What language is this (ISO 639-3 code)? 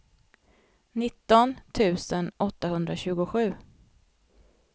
swe